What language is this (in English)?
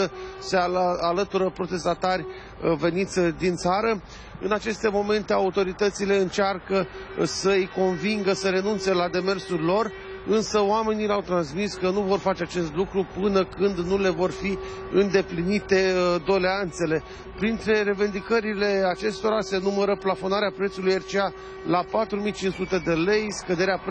Romanian